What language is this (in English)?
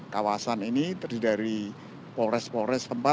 Indonesian